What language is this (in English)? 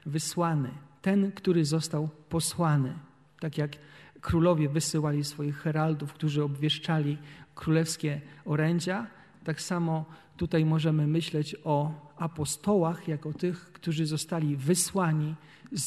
Polish